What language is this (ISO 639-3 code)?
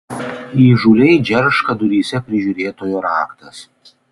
lit